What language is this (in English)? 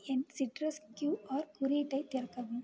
Tamil